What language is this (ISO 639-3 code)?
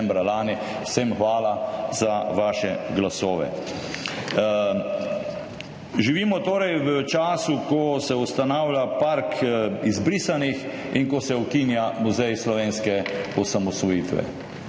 slv